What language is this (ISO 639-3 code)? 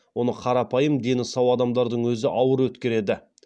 kaz